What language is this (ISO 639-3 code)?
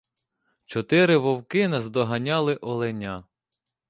ukr